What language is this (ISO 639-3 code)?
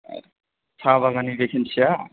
brx